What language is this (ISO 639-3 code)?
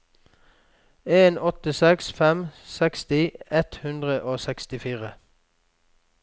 nor